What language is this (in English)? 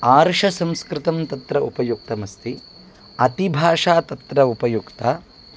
Sanskrit